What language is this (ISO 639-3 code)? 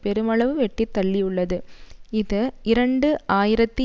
tam